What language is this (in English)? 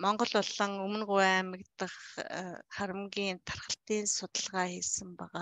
Arabic